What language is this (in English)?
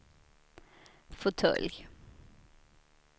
Swedish